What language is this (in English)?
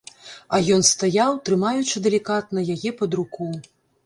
Belarusian